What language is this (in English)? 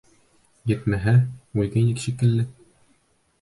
Bashkir